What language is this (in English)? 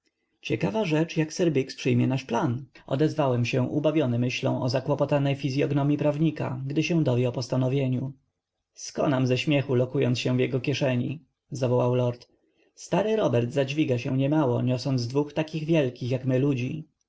Polish